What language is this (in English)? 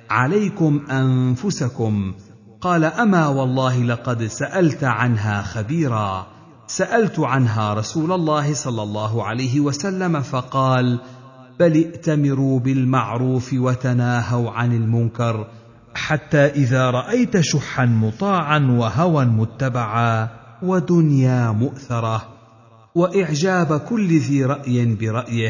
Arabic